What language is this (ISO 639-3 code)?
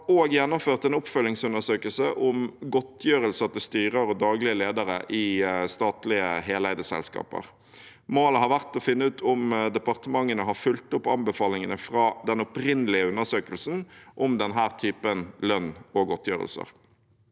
nor